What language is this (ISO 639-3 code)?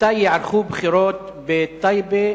heb